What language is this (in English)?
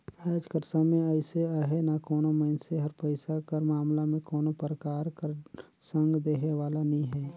Chhattisgarhi